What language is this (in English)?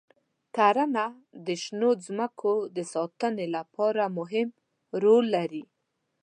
Pashto